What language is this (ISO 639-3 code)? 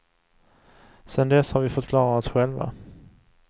swe